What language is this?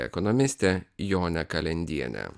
Lithuanian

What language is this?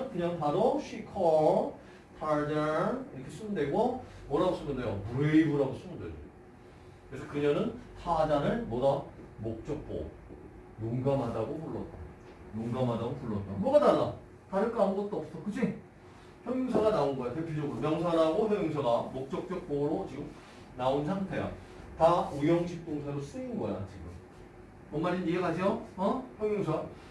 Korean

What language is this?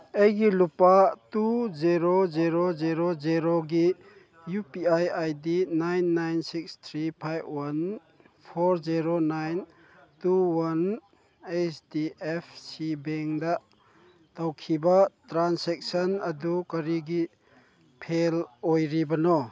Manipuri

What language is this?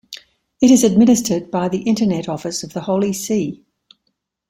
English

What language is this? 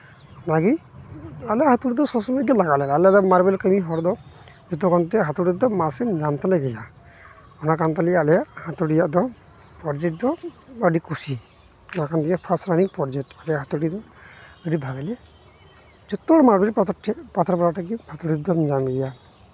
Santali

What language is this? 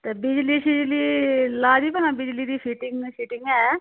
Dogri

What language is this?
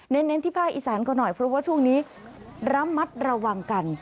Thai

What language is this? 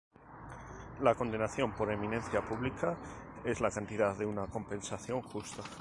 Spanish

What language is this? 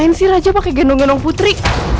Indonesian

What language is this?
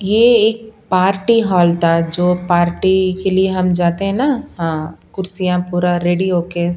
Hindi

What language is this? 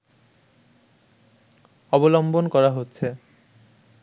Bangla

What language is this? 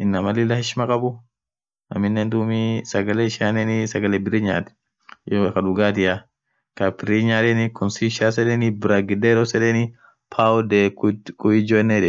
Orma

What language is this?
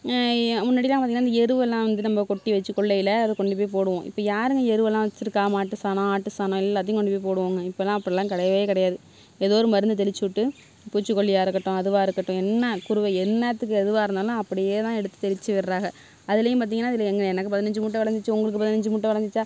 Tamil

